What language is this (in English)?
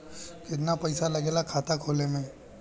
Bhojpuri